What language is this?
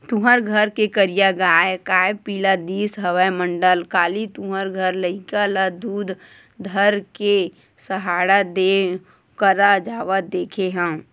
Chhattisgarhi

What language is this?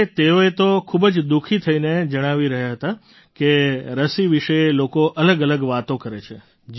Gujarati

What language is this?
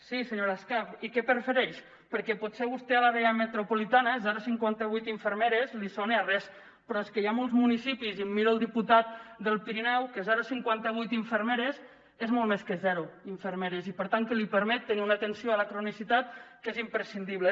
Catalan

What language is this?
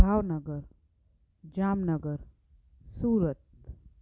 Sindhi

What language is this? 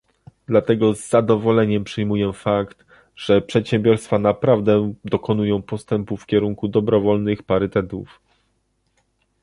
Polish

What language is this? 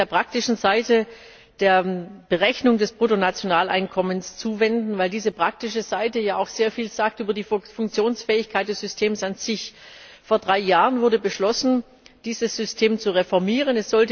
German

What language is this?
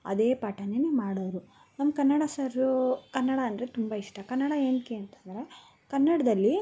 Kannada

